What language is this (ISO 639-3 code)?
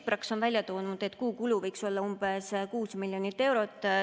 est